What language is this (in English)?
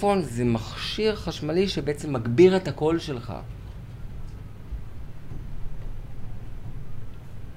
Hebrew